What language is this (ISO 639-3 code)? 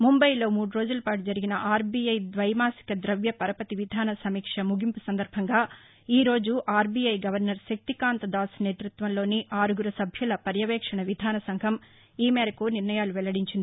tel